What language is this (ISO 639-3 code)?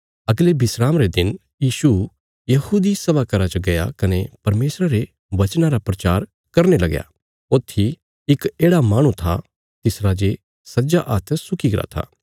kfs